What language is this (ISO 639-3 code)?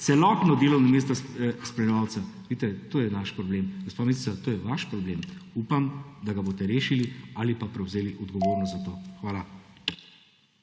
slv